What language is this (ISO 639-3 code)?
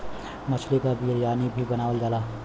bho